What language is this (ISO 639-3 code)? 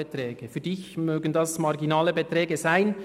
gsw